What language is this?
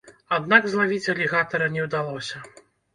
Belarusian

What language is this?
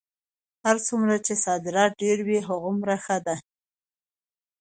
Pashto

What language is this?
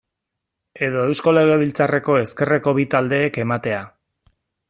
Basque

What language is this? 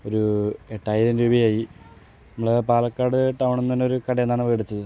Malayalam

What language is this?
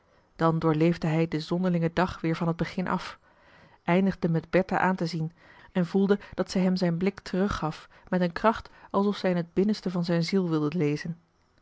Dutch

